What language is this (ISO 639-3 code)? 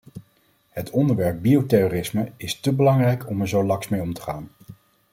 nld